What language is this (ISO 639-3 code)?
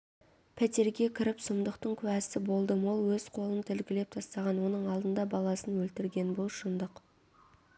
kaz